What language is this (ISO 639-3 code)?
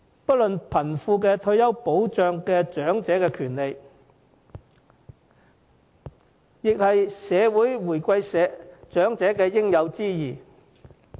yue